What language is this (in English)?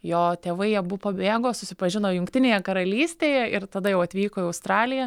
Lithuanian